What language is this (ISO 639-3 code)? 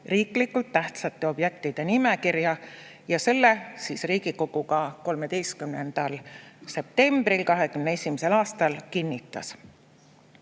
est